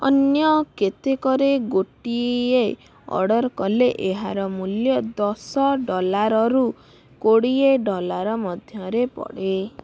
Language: Odia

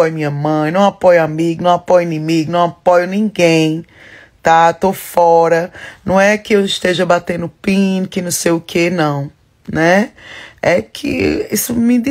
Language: Portuguese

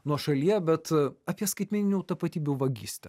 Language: Lithuanian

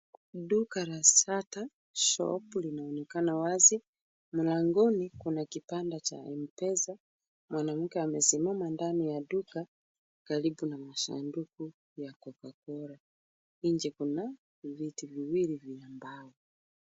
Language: Swahili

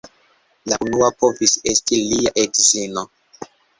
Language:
Esperanto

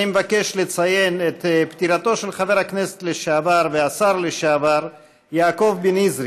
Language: Hebrew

